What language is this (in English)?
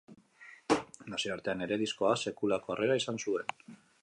Basque